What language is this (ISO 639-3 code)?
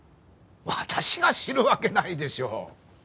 jpn